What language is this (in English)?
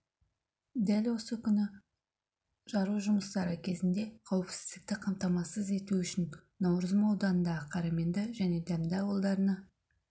Kazakh